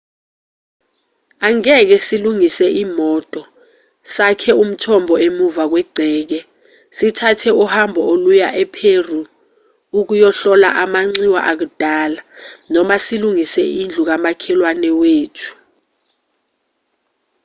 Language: Zulu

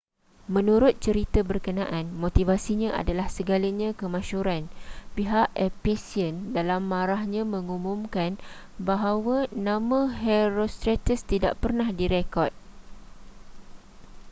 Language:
Malay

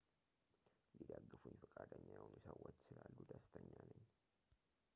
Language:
Amharic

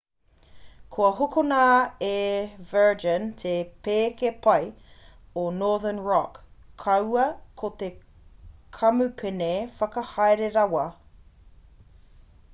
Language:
Māori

